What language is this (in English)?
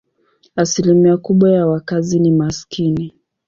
Swahili